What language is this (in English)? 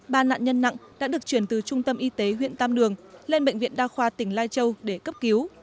Vietnamese